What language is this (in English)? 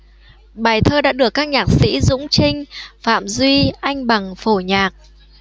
Vietnamese